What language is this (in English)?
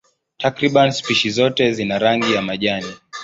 Swahili